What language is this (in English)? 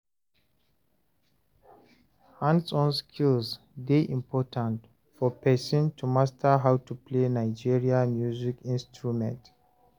Nigerian Pidgin